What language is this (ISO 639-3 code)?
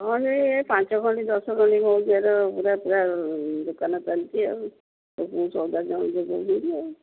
ori